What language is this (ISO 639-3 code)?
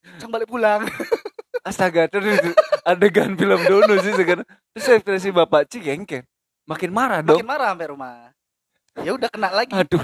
ind